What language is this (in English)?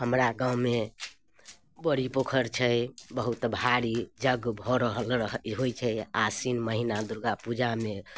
Maithili